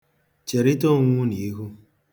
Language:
Igbo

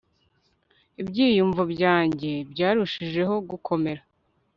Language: Kinyarwanda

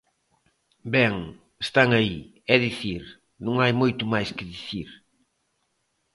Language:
Galician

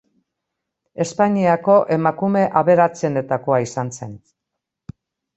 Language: Basque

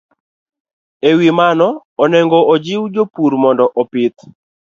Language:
Luo (Kenya and Tanzania)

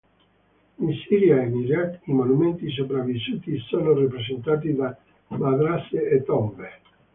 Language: Italian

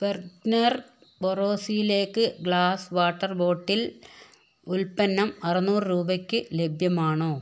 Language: Malayalam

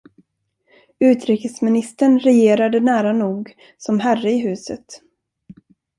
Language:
Swedish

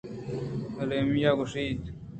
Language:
Eastern Balochi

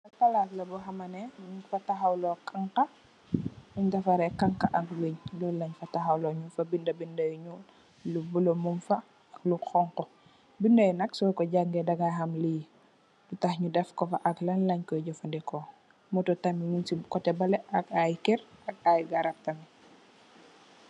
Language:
Wolof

